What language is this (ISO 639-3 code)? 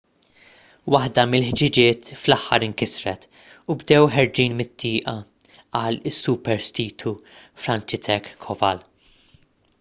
mlt